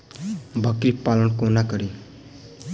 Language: Maithili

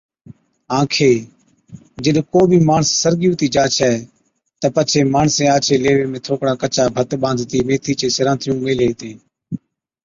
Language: Od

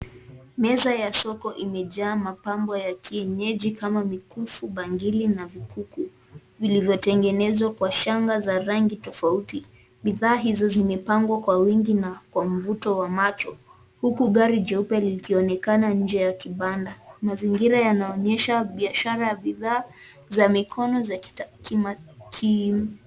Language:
Swahili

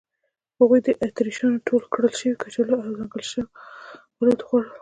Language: Pashto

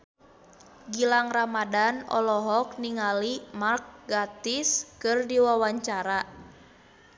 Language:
Sundanese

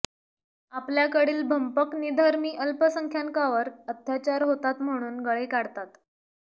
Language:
Marathi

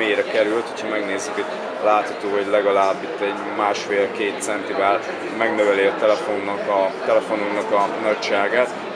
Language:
Hungarian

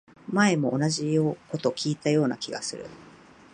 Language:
Japanese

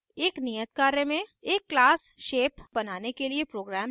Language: Hindi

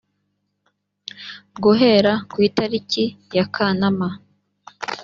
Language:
Kinyarwanda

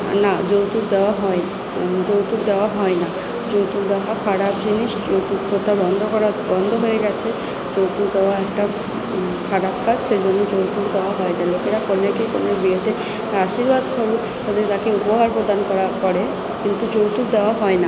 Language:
Bangla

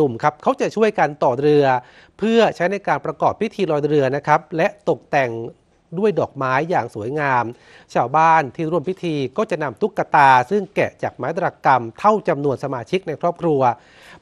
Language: Thai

